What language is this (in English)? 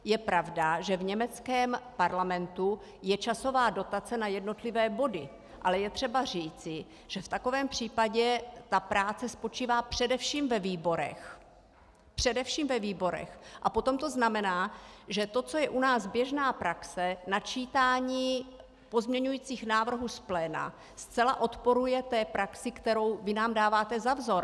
Czech